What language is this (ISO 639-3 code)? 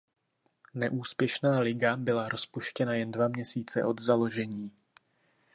ces